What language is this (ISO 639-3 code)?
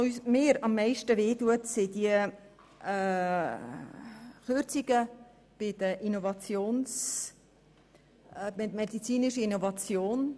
gsw